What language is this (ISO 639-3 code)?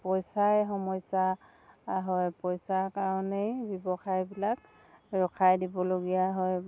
asm